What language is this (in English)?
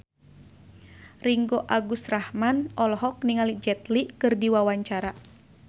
Sundanese